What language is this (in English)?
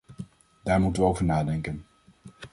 Dutch